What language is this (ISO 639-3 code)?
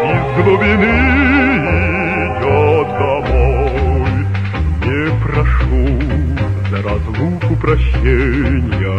rus